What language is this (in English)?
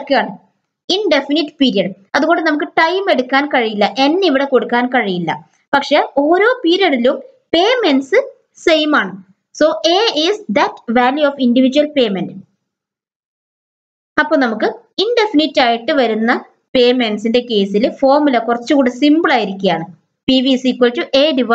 Malayalam